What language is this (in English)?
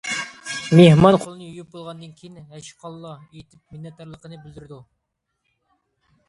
Uyghur